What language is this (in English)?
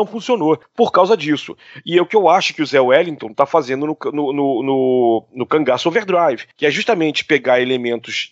Portuguese